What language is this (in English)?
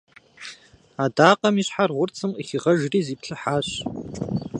Kabardian